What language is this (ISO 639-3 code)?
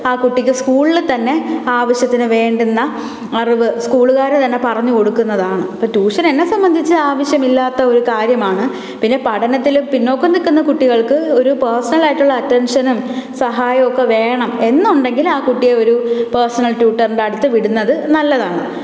mal